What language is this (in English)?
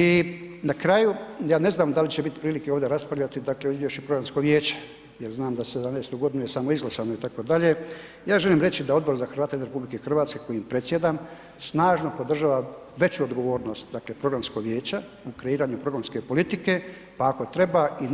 Croatian